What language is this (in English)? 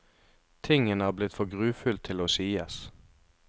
Norwegian